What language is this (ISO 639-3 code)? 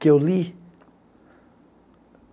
por